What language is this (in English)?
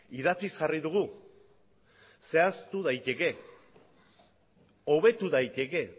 Basque